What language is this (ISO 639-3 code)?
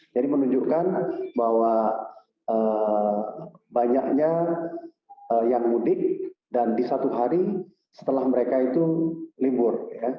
ind